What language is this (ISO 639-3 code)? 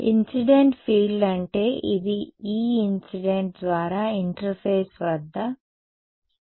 tel